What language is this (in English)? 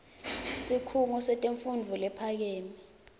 Swati